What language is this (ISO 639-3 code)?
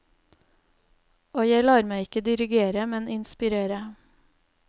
nor